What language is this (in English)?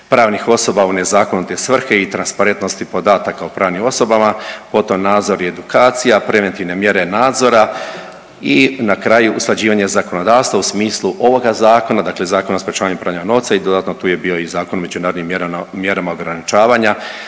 Croatian